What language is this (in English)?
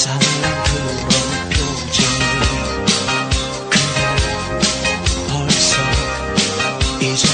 Korean